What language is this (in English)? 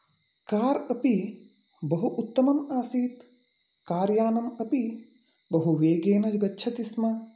Sanskrit